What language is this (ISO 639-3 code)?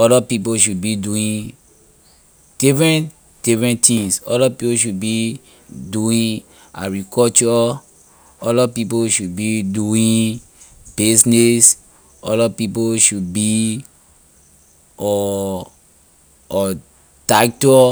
lir